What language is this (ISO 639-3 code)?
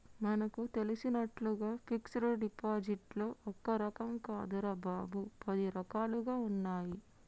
tel